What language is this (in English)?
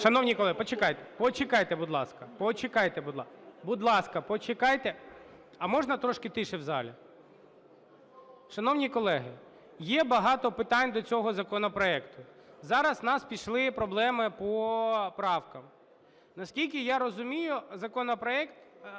Ukrainian